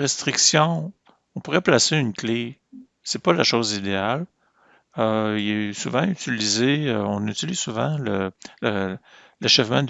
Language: French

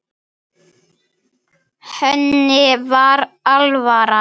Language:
Icelandic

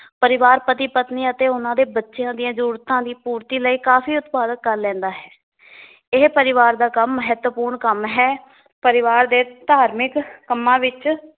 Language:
Punjabi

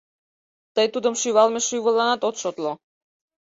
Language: Mari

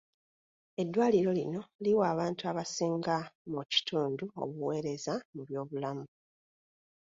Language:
Ganda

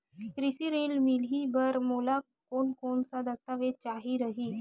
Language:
Chhattisgarhi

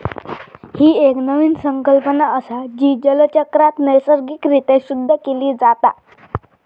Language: Marathi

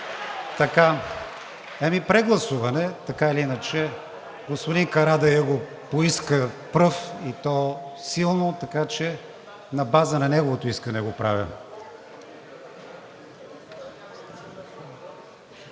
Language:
Bulgarian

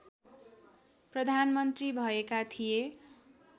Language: Nepali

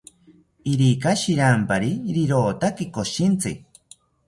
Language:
South Ucayali Ashéninka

